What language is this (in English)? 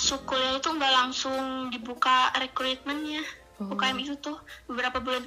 Indonesian